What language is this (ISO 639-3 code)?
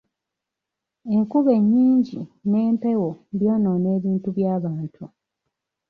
lug